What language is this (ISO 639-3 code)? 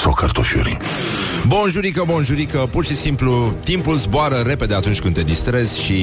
ron